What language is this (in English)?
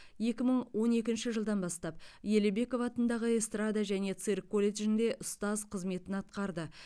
Kazakh